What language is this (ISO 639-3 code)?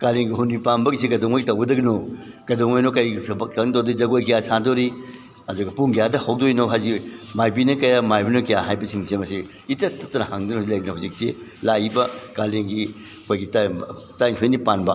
mni